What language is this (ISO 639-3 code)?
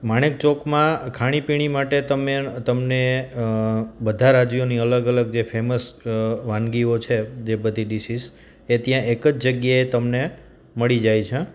guj